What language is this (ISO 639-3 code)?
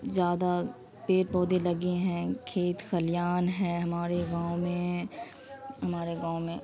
urd